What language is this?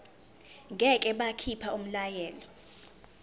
Zulu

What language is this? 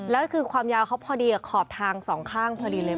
Thai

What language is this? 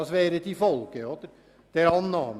Swiss German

